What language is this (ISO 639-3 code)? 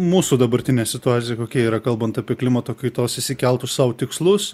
lit